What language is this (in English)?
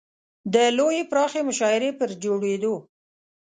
Pashto